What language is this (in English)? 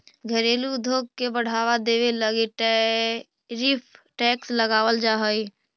Magahi